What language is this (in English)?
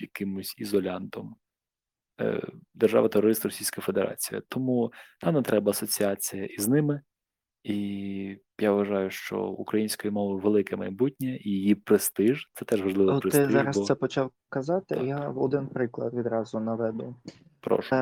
Ukrainian